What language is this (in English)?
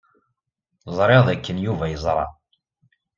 Kabyle